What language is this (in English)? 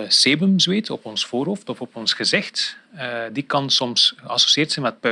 Dutch